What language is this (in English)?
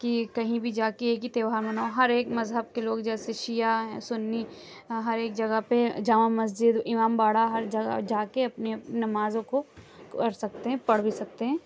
Urdu